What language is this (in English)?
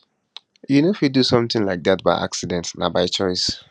Nigerian Pidgin